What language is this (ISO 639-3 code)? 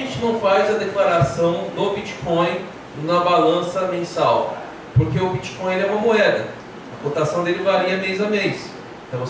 por